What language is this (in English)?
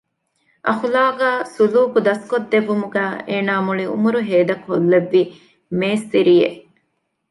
Divehi